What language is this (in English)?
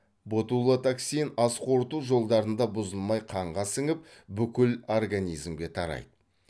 Kazakh